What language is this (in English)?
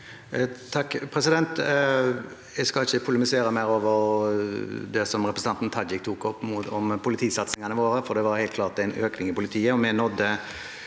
Norwegian